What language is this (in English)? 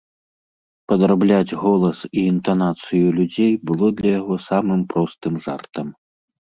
Belarusian